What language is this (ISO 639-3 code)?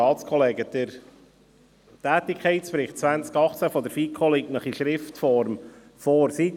gsw